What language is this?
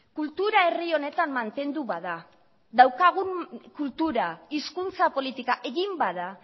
Basque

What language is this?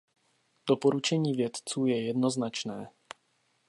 Czech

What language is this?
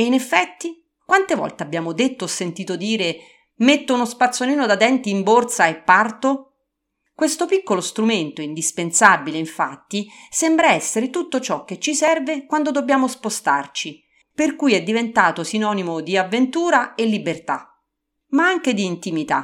Italian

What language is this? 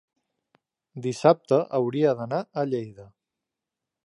Catalan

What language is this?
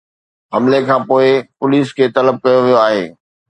Sindhi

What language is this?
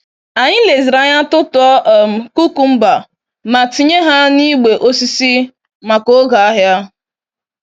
Igbo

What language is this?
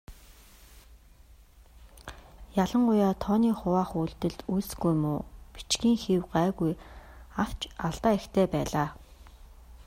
Mongolian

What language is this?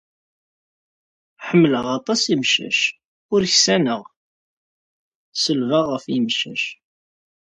Kabyle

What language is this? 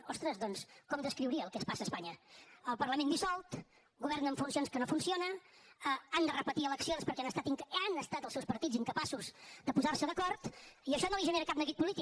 Catalan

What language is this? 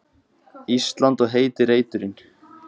Icelandic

